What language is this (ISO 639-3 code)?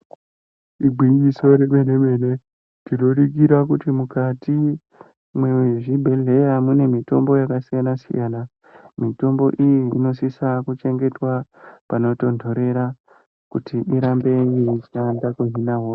ndc